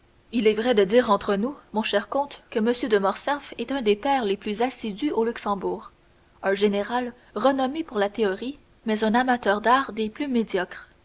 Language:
French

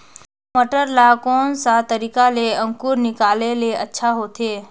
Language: Chhattisgarhi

